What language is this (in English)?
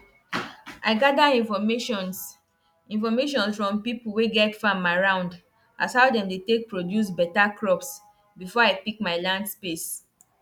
Nigerian Pidgin